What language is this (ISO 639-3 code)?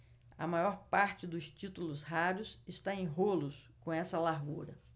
por